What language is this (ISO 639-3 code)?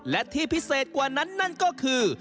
tha